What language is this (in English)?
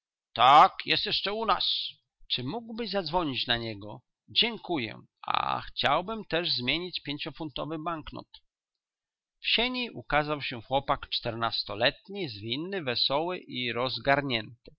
Polish